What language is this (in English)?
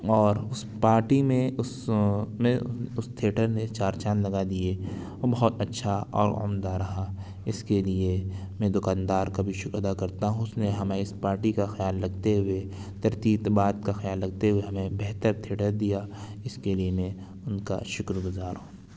Urdu